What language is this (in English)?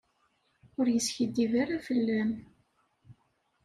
Kabyle